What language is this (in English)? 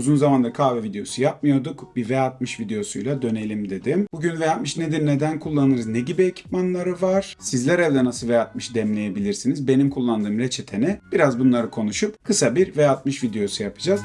Turkish